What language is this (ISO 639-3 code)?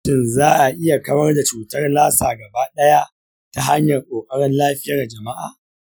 hau